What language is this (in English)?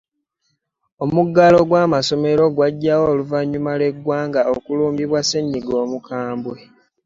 Ganda